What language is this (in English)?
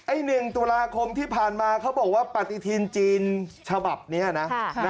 Thai